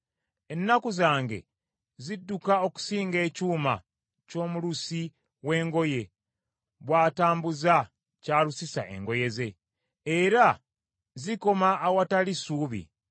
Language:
Ganda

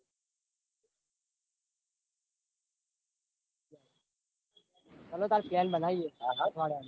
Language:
Gujarati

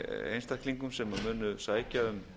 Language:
Icelandic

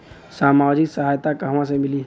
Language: Bhojpuri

